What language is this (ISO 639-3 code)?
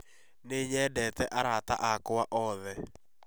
kik